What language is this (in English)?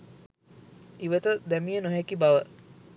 Sinhala